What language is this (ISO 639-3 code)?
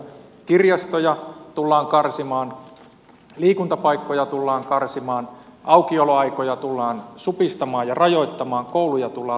fin